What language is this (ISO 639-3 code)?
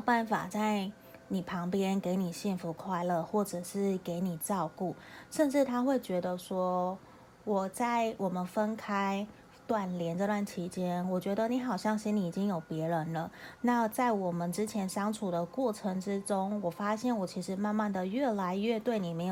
zho